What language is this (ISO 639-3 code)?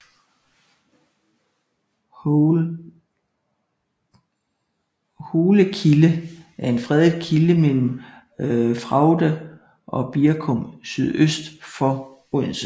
dan